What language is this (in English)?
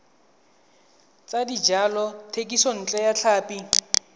Tswana